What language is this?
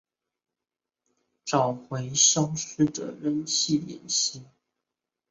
Chinese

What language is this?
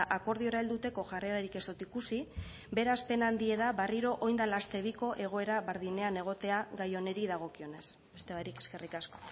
Basque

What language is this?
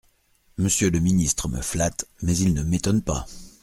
French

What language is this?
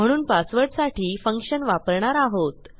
Marathi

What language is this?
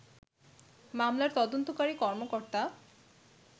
Bangla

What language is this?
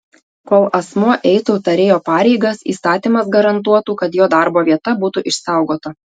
Lithuanian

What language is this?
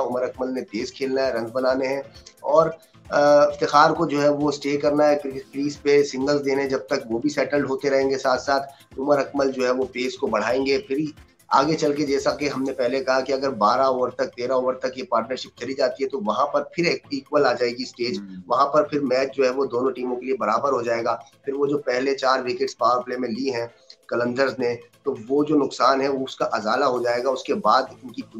Hindi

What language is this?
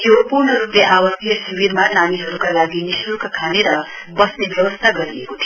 Nepali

